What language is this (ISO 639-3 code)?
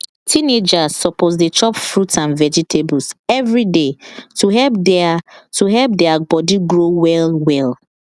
pcm